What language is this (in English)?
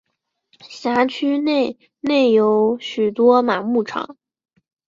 Chinese